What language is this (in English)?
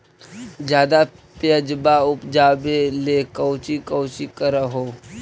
Magahi